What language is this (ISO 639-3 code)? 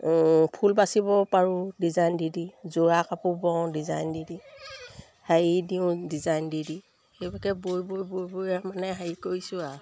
asm